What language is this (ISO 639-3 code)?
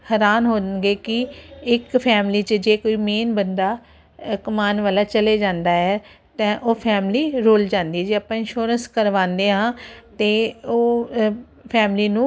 pan